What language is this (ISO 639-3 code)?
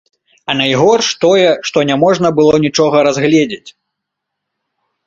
bel